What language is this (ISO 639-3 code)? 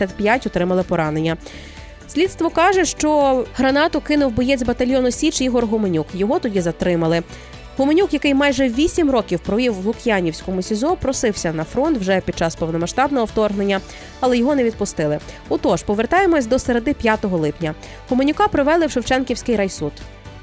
ukr